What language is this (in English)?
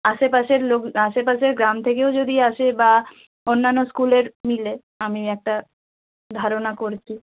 Bangla